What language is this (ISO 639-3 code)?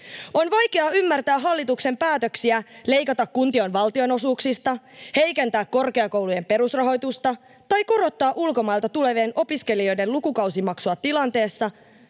fin